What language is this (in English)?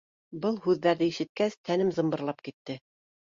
Bashkir